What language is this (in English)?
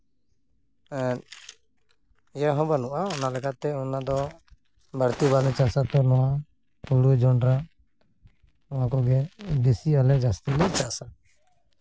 Santali